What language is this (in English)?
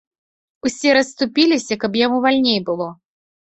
Belarusian